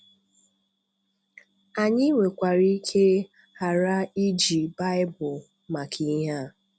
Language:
Igbo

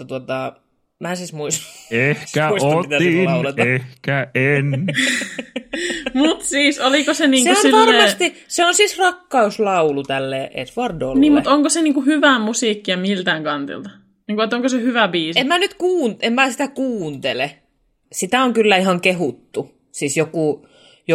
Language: Finnish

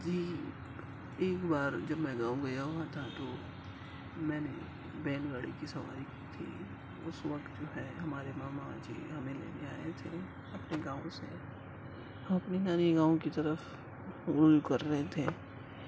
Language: Urdu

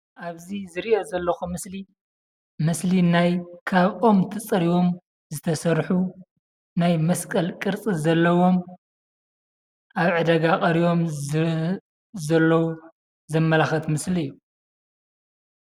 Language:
Tigrinya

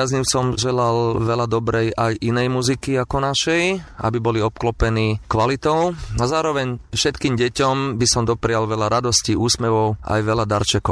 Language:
Slovak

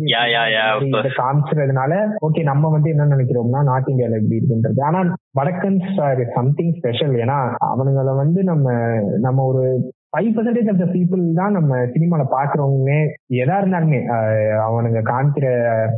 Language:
Tamil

